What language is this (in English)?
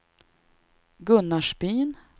Swedish